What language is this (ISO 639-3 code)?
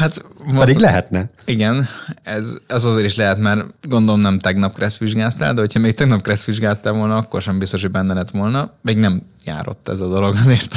hun